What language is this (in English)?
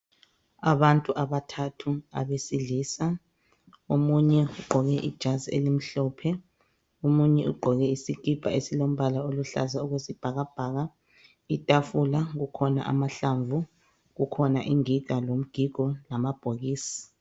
North Ndebele